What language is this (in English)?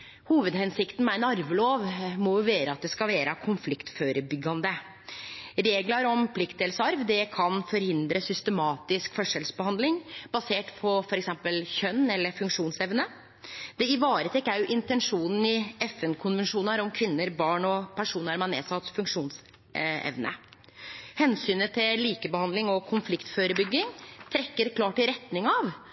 Norwegian Nynorsk